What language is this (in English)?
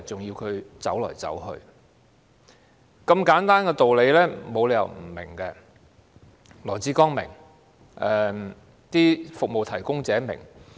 Cantonese